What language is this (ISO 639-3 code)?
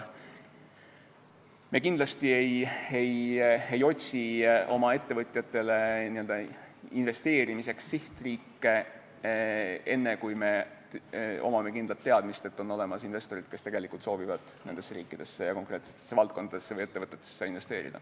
est